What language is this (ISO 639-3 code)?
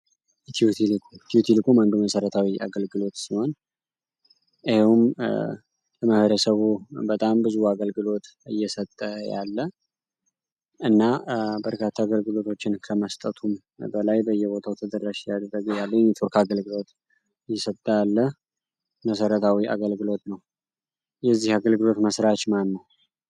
amh